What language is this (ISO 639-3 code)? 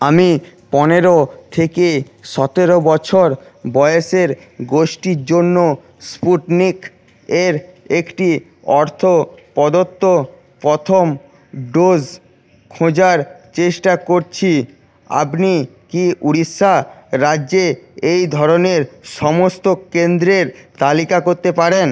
ben